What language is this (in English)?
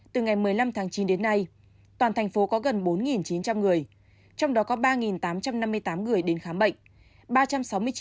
Vietnamese